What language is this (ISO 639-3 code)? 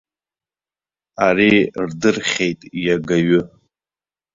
abk